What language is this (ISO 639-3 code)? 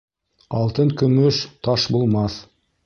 bak